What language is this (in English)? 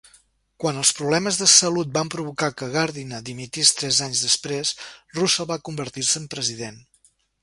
Catalan